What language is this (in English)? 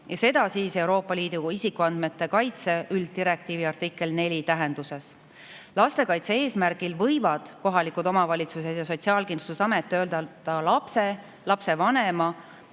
Estonian